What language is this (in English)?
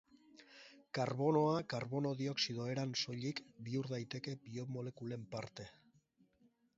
Basque